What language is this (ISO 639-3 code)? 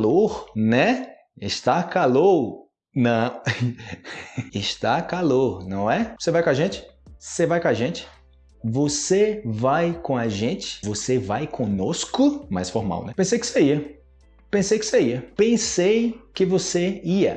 por